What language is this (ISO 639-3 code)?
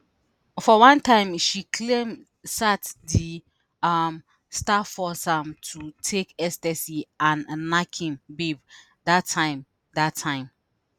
pcm